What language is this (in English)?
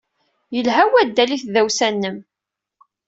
Kabyle